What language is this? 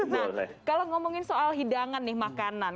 Indonesian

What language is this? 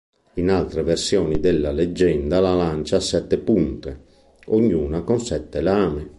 Italian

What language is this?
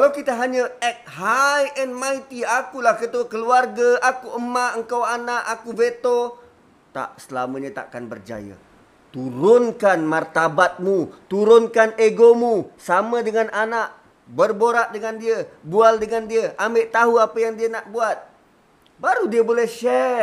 Malay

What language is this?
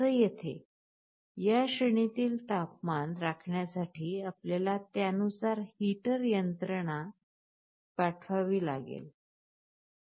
Marathi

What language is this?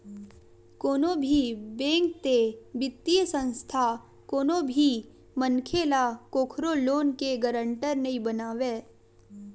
Chhattisgarhi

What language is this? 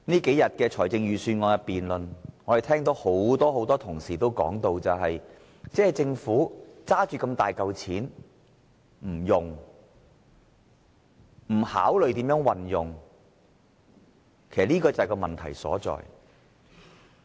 Cantonese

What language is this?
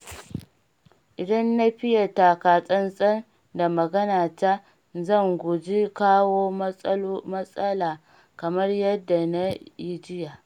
Hausa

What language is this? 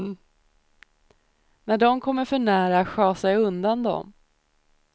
Swedish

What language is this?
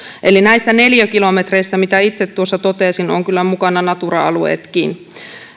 Finnish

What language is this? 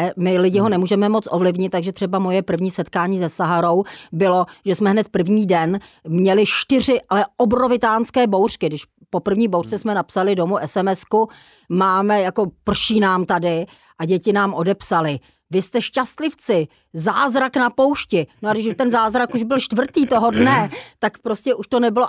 Czech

